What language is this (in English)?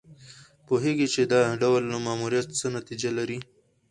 Pashto